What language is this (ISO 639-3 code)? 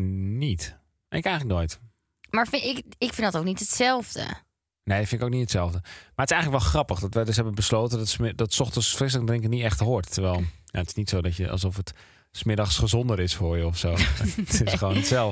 nld